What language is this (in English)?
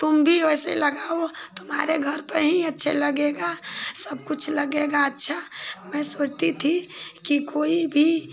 Hindi